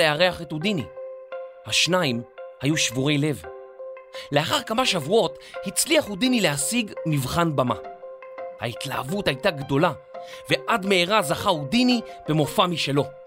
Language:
Hebrew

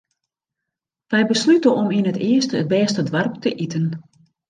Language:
Western Frisian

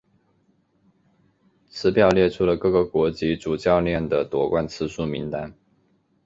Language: Chinese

